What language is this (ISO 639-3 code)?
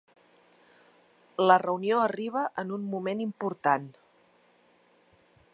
cat